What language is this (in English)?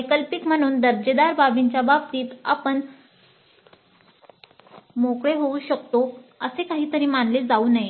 Marathi